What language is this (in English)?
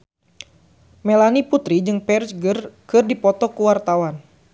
Sundanese